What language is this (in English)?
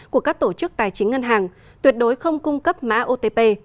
Vietnamese